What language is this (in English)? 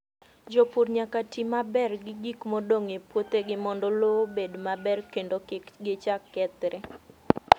Luo (Kenya and Tanzania)